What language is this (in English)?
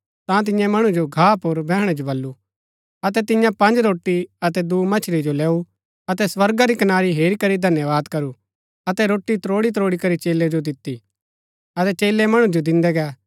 Gaddi